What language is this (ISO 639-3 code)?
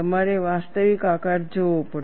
guj